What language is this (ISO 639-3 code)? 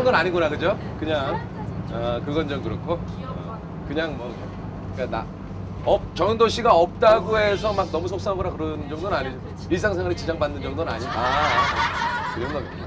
kor